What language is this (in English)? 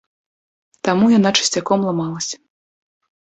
Belarusian